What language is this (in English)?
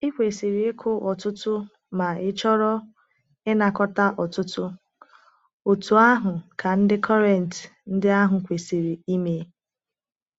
Igbo